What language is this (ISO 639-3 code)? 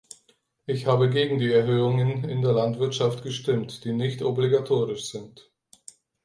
deu